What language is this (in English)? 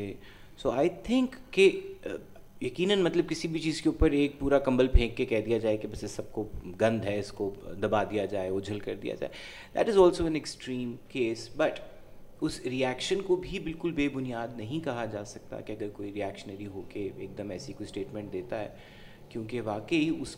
Urdu